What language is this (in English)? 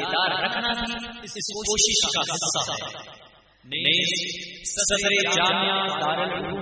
Urdu